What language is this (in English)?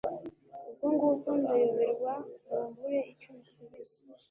Kinyarwanda